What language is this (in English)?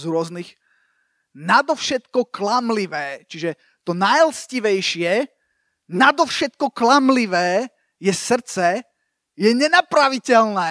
Slovak